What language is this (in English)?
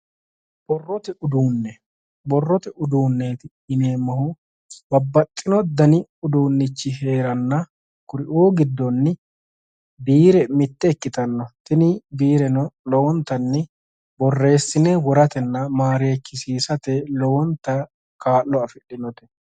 Sidamo